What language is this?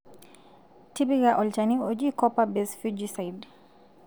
Masai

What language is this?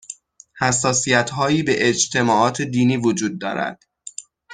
Persian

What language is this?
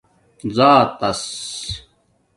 Domaaki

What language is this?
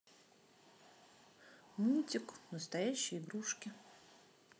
Russian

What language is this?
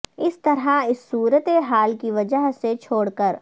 Urdu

